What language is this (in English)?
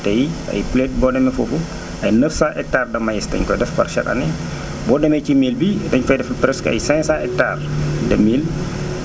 Wolof